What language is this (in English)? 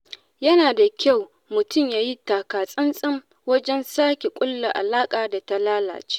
Hausa